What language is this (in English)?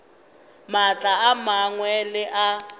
Northern Sotho